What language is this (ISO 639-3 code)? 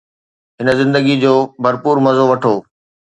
snd